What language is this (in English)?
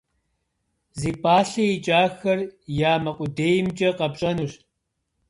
Kabardian